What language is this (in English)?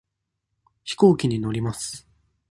Japanese